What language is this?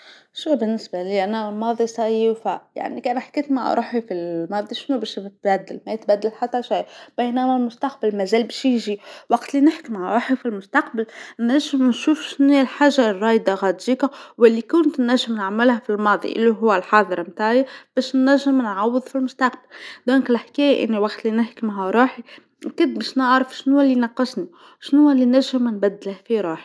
Tunisian Arabic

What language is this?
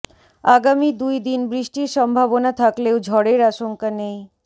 Bangla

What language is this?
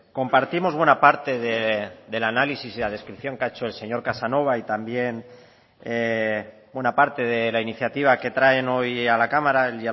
Spanish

